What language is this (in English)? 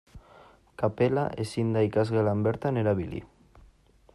Basque